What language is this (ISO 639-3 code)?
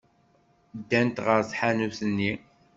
kab